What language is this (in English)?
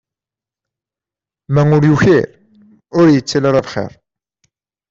Kabyle